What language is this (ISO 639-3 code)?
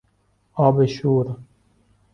fas